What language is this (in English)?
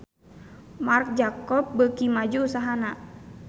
Sundanese